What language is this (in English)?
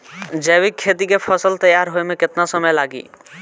Bhojpuri